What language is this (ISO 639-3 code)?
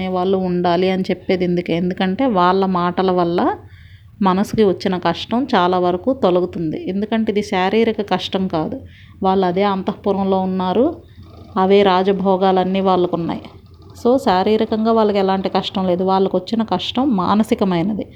tel